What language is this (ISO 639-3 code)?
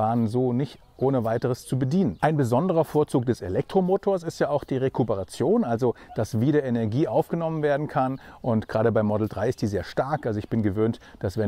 deu